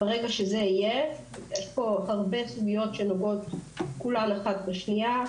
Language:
Hebrew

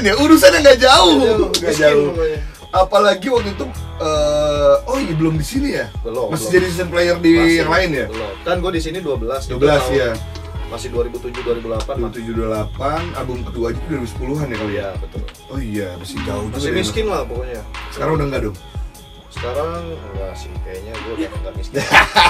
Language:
Indonesian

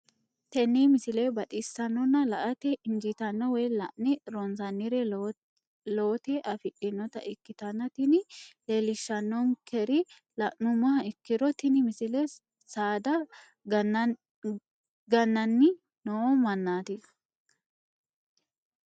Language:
Sidamo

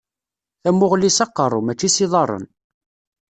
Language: Kabyle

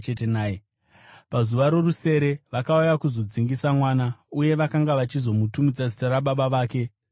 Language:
Shona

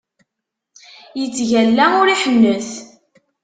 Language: Kabyle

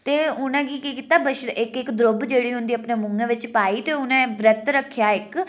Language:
Dogri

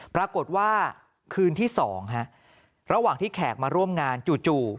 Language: Thai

